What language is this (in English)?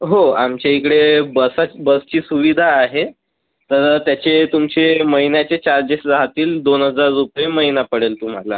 Marathi